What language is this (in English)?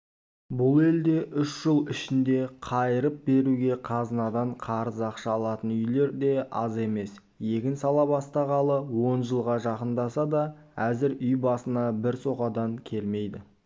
Kazakh